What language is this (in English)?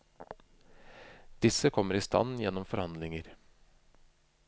Norwegian